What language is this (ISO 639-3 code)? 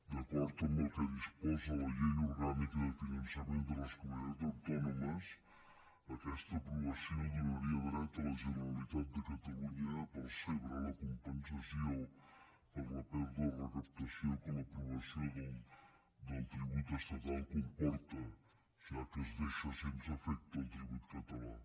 cat